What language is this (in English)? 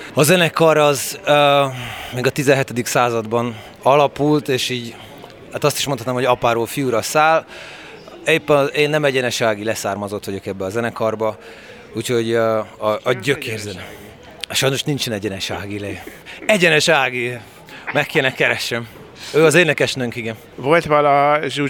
Hungarian